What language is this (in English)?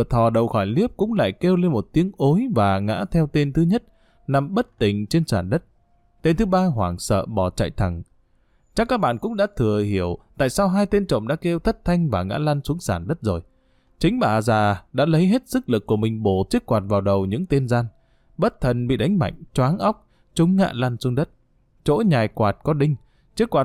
Vietnamese